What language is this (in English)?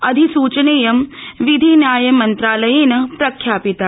Sanskrit